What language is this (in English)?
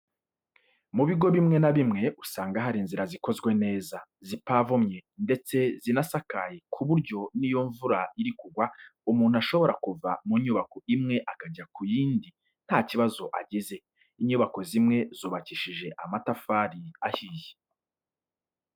Kinyarwanda